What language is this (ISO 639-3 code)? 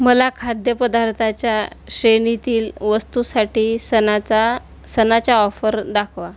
mar